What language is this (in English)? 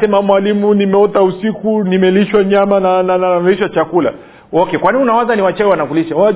Swahili